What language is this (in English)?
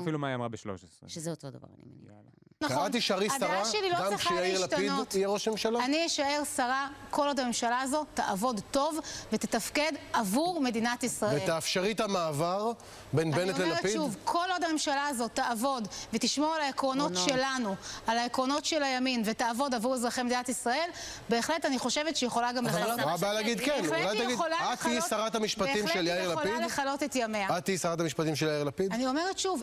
Hebrew